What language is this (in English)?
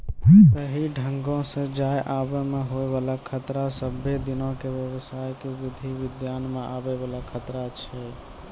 Maithili